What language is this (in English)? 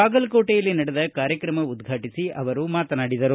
Kannada